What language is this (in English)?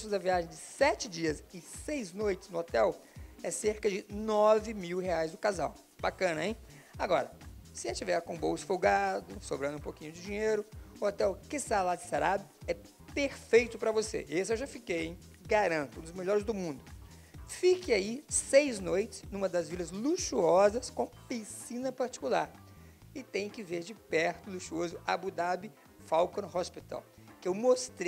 Portuguese